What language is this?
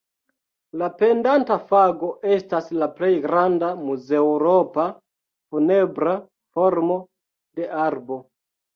Esperanto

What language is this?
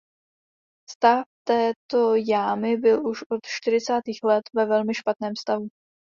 Czech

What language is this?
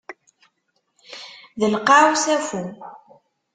Kabyle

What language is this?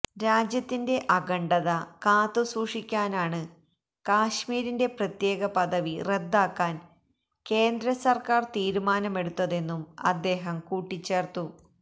Malayalam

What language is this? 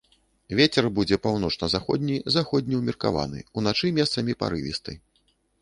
Belarusian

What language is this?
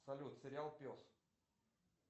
Russian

